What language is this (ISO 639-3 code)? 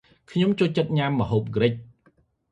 khm